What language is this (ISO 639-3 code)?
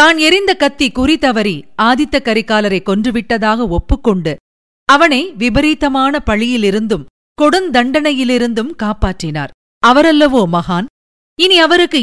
tam